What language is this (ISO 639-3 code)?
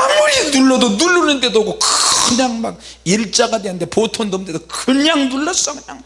kor